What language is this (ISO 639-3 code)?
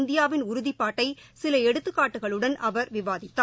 tam